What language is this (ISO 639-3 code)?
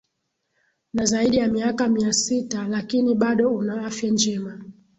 swa